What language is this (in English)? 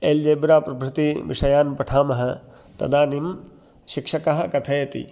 Sanskrit